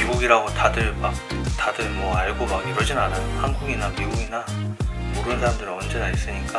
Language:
Korean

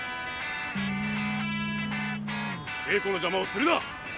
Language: Japanese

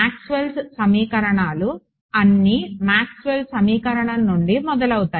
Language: Telugu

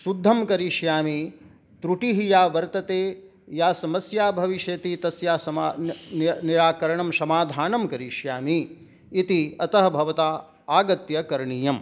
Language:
Sanskrit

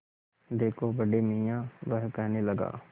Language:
Hindi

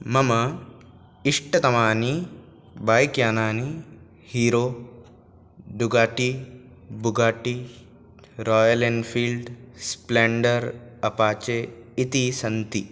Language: Sanskrit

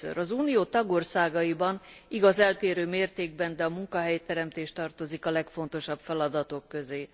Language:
Hungarian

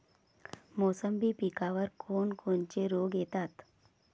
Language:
Marathi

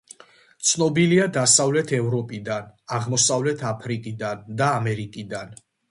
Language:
Georgian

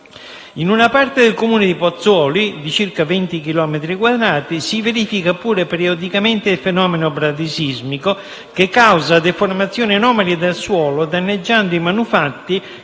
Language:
Italian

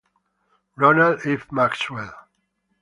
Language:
Italian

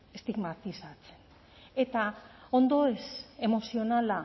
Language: Basque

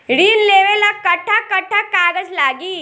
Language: Bhojpuri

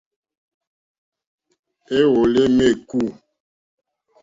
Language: Mokpwe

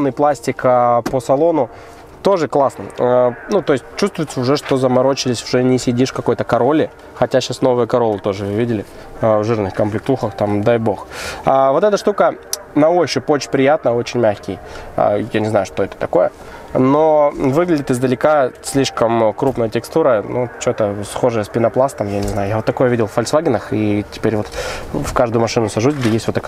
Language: Russian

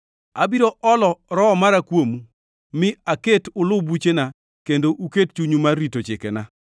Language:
Luo (Kenya and Tanzania)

